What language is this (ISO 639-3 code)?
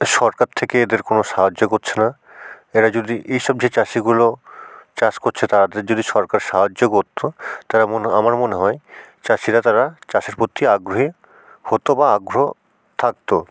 ben